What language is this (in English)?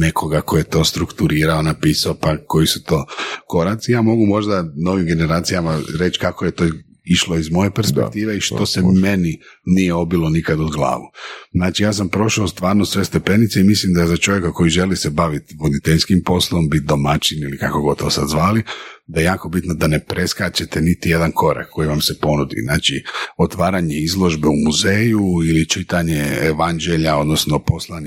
Croatian